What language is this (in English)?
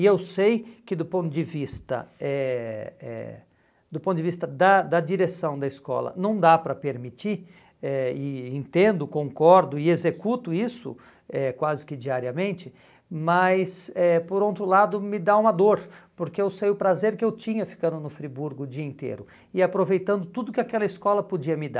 Portuguese